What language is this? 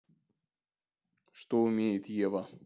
Russian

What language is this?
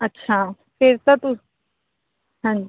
Punjabi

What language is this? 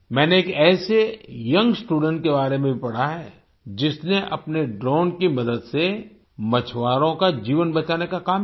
Hindi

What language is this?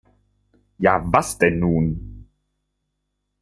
German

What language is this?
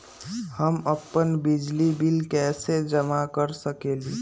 Magahi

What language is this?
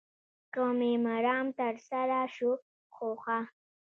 Pashto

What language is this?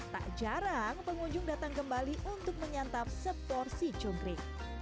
Indonesian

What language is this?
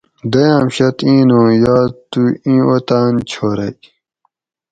Gawri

